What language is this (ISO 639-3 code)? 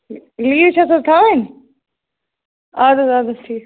kas